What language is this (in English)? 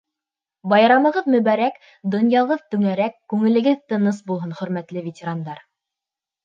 Bashkir